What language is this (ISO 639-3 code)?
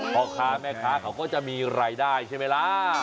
tha